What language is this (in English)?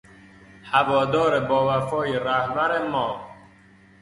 Persian